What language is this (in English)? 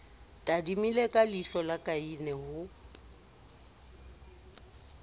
Southern Sotho